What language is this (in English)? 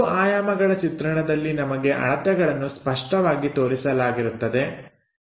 Kannada